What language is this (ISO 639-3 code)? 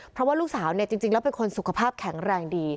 tha